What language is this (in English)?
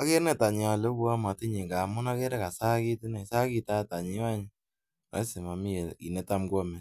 Kalenjin